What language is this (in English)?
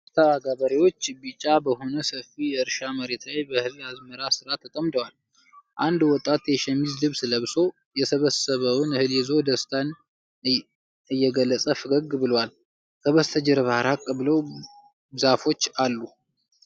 Amharic